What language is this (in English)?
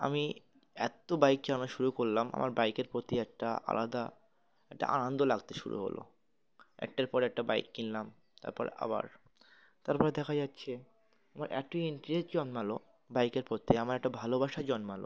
Bangla